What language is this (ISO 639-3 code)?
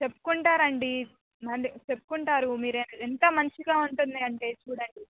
tel